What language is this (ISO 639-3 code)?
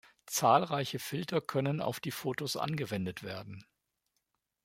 deu